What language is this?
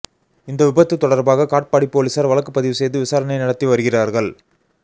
Tamil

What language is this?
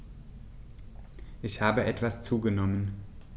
German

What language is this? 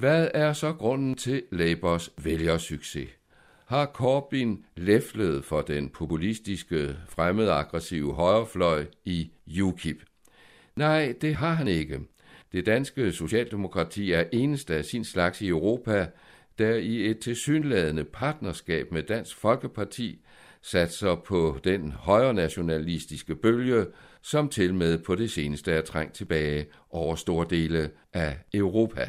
Danish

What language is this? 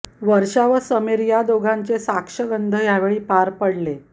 Marathi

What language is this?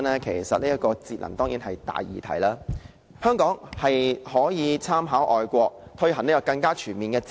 Cantonese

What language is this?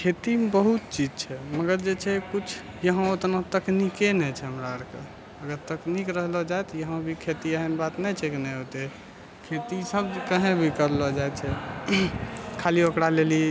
Maithili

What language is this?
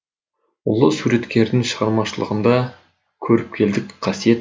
Kazakh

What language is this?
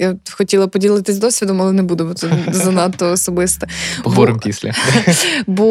Ukrainian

